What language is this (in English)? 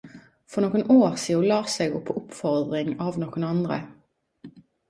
Norwegian Nynorsk